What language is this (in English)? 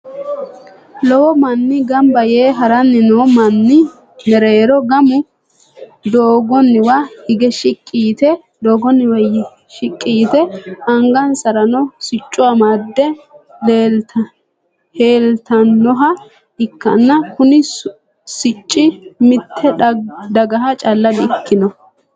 Sidamo